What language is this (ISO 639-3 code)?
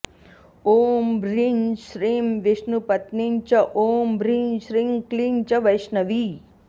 san